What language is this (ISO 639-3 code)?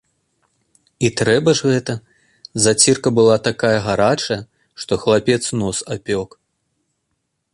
bel